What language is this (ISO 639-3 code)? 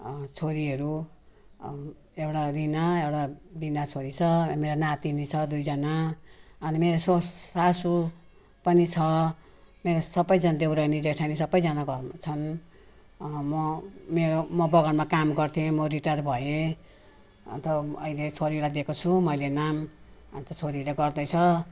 nep